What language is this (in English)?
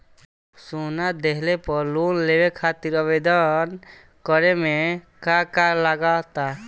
Bhojpuri